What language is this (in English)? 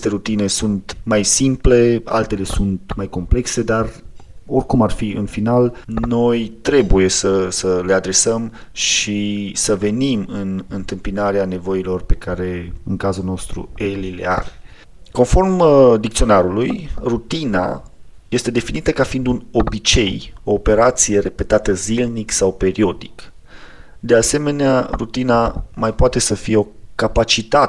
Romanian